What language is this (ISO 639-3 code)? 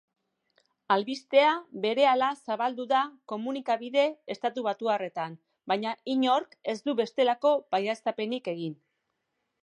eus